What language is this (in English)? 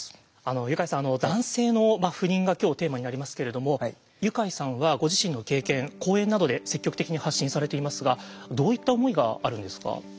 Japanese